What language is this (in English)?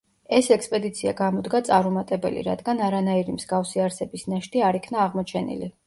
Georgian